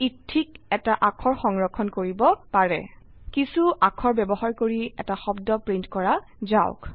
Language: Assamese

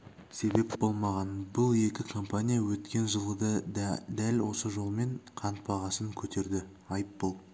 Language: Kazakh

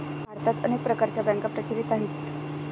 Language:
Marathi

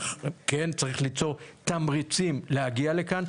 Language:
Hebrew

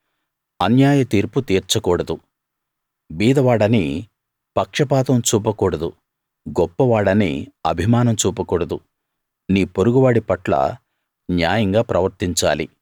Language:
Telugu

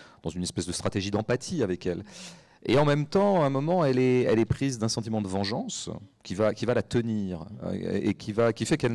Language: French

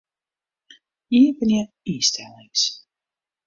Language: Western Frisian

